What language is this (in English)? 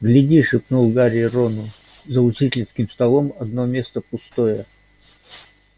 Russian